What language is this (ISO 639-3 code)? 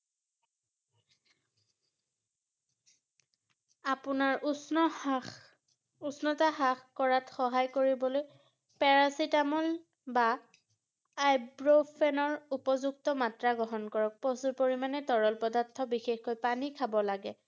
asm